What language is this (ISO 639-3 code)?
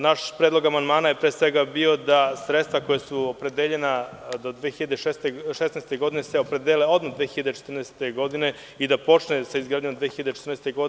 srp